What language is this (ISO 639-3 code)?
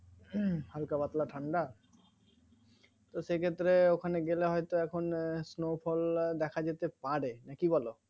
ben